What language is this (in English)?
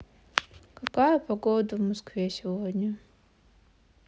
Russian